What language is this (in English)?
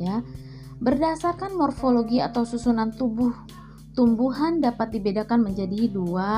Indonesian